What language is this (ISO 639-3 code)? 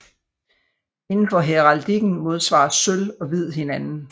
dan